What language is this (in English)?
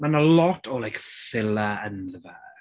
Welsh